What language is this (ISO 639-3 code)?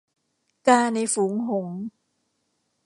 tha